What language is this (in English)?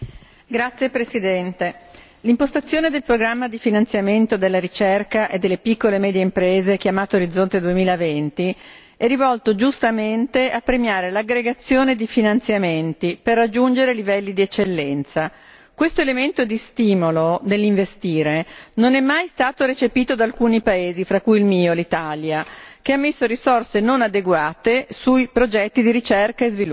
Italian